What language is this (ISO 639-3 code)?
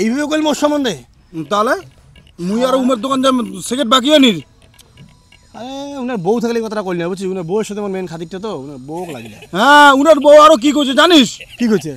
ben